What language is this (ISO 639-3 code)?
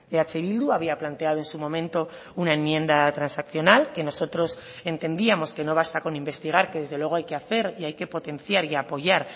spa